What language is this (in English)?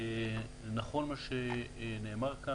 Hebrew